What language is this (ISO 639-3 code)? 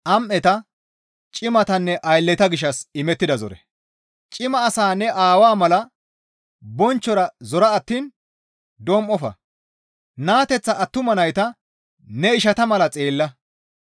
gmv